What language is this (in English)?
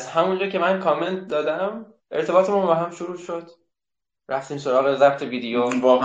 Persian